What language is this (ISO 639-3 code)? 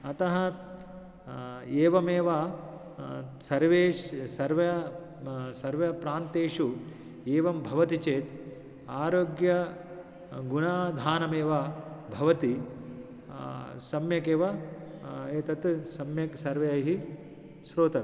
san